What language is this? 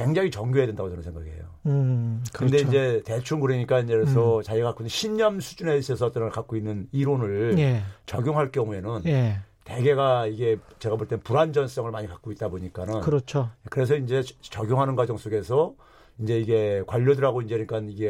Korean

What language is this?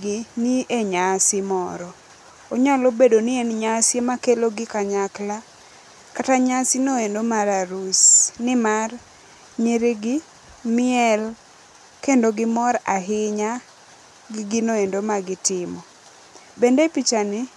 Luo (Kenya and Tanzania)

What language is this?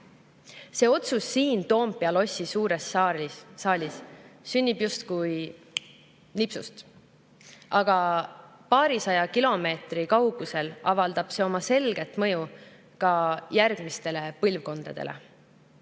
Estonian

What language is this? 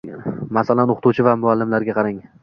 Uzbek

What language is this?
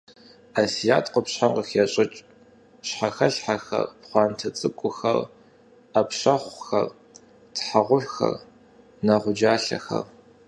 Kabardian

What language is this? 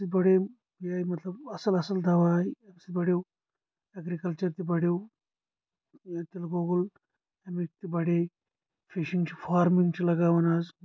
Kashmiri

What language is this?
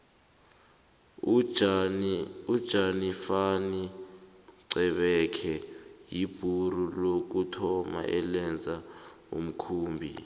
South Ndebele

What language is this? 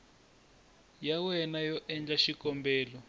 Tsonga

